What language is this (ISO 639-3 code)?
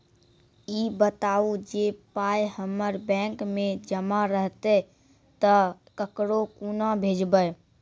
mai